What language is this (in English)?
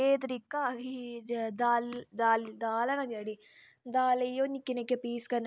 Dogri